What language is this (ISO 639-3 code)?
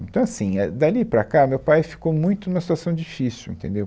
por